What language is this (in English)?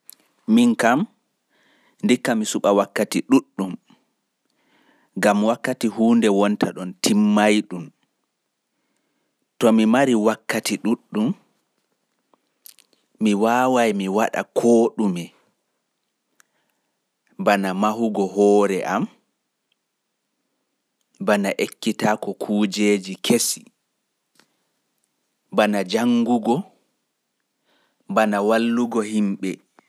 Pular